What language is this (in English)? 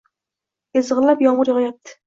Uzbek